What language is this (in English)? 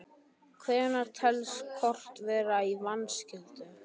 Icelandic